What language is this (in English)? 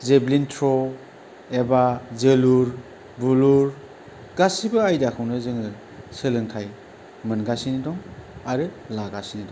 Bodo